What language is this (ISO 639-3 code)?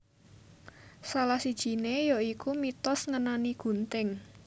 jav